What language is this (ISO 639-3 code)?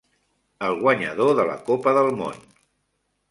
cat